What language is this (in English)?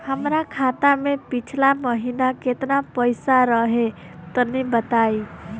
Bhojpuri